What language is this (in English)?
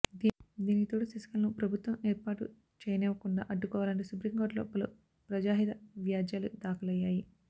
Telugu